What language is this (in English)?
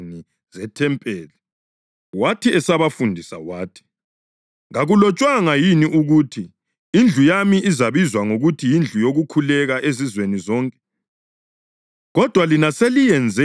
North Ndebele